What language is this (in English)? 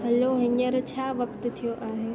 Sindhi